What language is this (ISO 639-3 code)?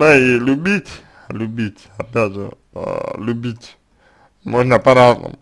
rus